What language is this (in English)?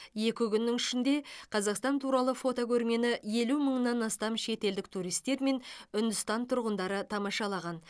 Kazakh